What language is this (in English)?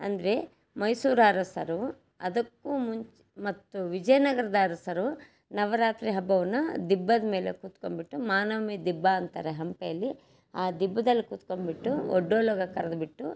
Kannada